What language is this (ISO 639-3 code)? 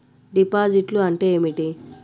tel